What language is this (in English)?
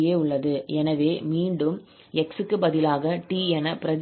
Tamil